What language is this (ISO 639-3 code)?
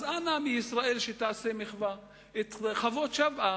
heb